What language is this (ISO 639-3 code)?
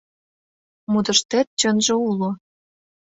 chm